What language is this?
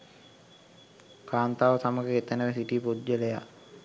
Sinhala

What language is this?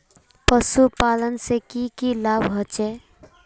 Magahi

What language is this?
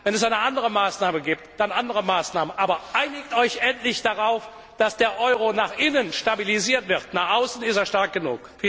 German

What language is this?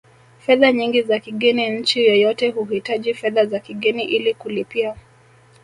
Swahili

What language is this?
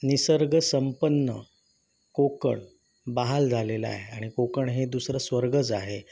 Marathi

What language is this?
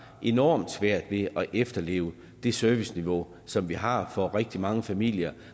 Danish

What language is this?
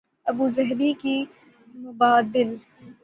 Urdu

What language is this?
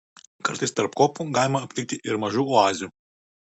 Lithuanian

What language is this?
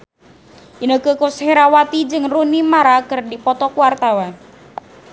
Sundanese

